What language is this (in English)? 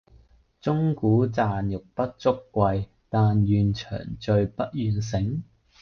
Cantonese